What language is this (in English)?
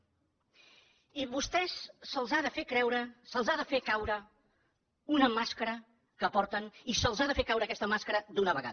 Catalan